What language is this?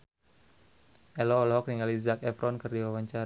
Sundanese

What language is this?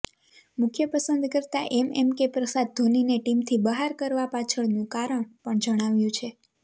Gujarati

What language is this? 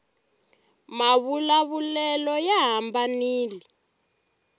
Tsonga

